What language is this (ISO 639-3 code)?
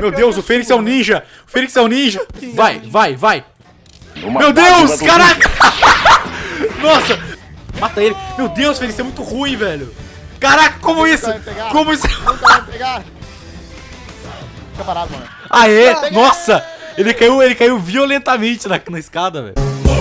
por